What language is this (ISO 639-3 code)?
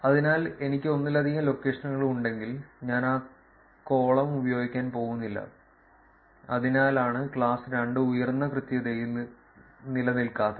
mal